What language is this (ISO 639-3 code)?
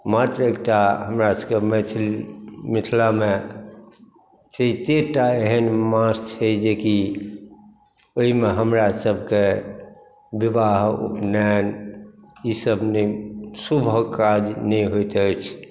mai